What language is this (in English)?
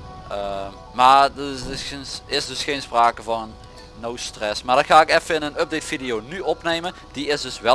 Dutch